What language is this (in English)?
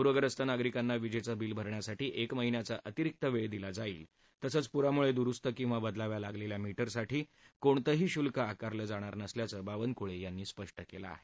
Marathi